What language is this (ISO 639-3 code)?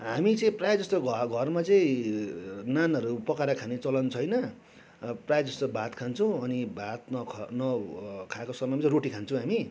nep